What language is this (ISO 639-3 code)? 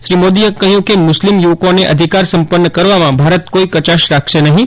guj